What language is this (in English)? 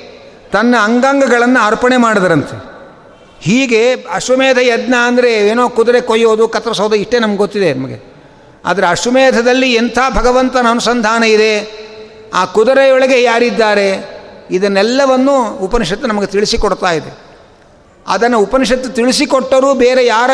Kannada